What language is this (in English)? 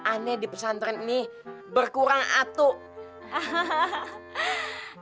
Indonesian